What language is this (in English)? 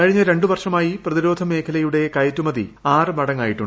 Malayalam